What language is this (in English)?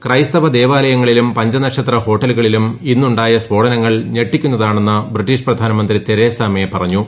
Malayalam